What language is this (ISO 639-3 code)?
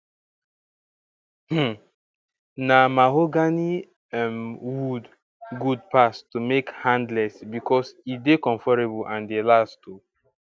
pcm